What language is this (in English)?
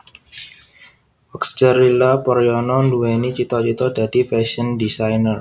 Javanese